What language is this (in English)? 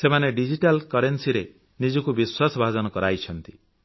Odia